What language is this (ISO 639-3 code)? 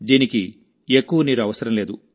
tel